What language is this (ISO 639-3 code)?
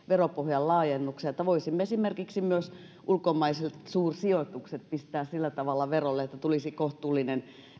fin